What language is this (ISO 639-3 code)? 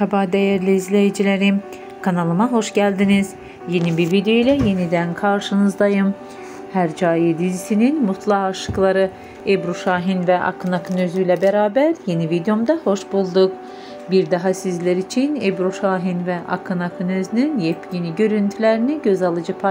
tur